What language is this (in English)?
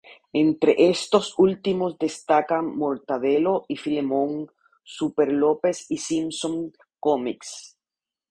Spanish